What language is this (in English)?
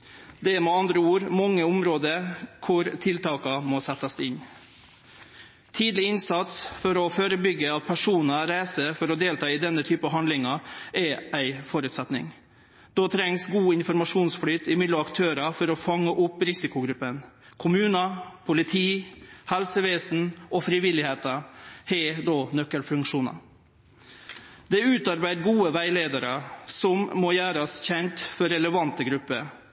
Norwegian Nynorsk